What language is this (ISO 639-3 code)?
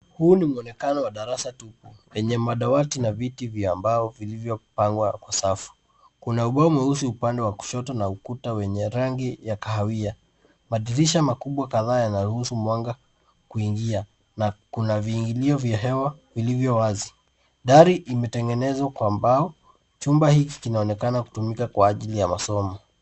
swa